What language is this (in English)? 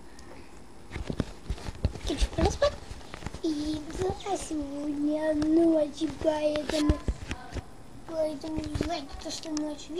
Russian